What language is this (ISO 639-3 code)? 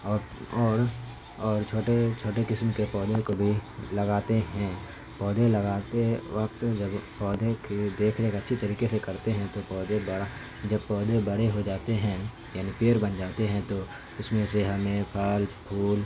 urd